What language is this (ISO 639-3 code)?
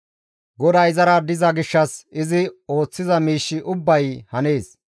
gmv